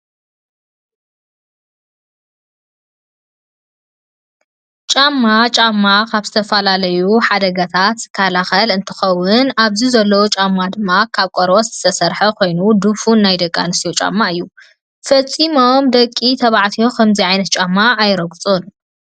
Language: Tigrinya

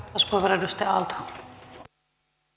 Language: Finnish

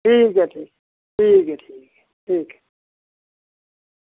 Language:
Dogri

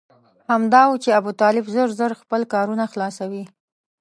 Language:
Pashto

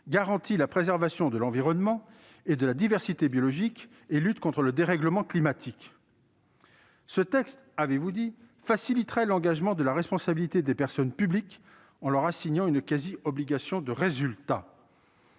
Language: French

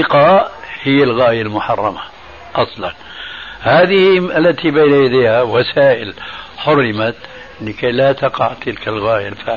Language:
Arabic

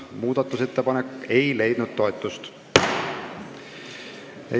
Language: Estonian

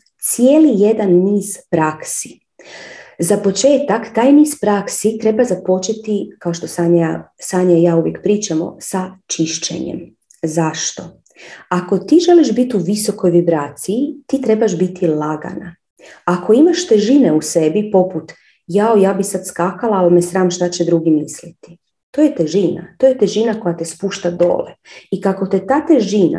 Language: Croatian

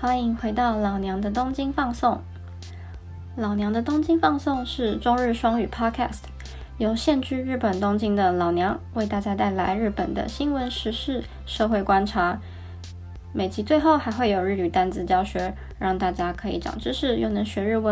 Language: Chinese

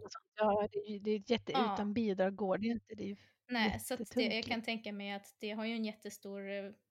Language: Swedish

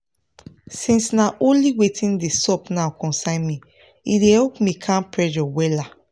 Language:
Nigerian Pidgin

